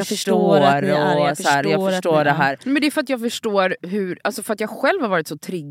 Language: Swedish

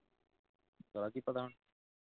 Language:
Punjabi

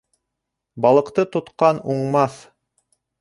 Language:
Bashkir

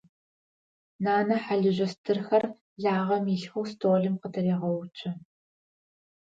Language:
Adyghe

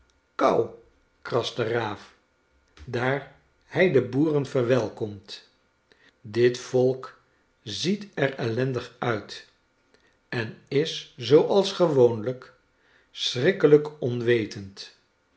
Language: Dutch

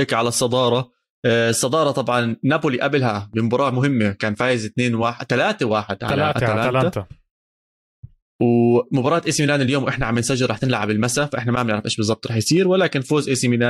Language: Arabic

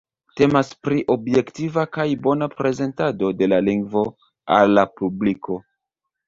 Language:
Esperanto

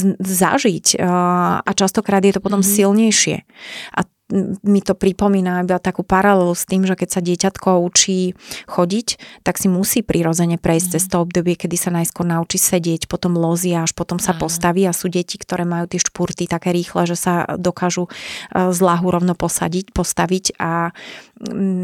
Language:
Slovak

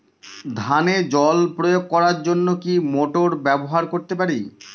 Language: Bangla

